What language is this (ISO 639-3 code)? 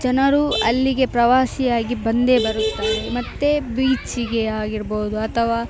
kan